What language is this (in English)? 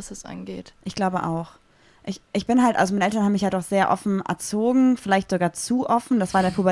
German